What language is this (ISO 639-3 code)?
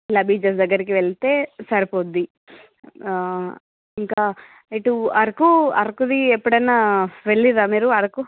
tel